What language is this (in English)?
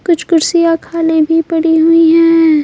Hindi